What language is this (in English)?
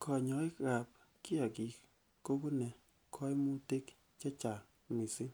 Kalenjin